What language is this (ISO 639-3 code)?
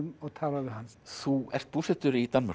isl